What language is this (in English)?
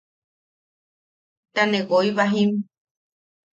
Yaqui